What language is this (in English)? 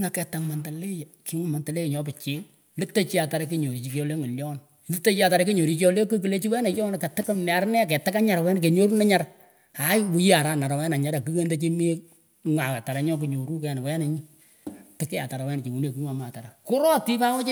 Pökoot